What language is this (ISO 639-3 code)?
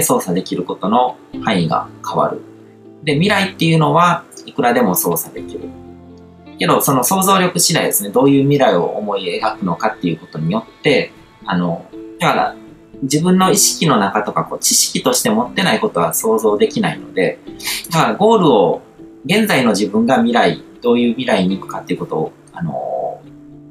jpn